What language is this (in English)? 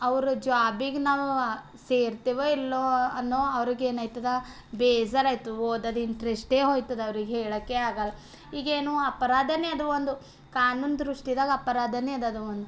Kannada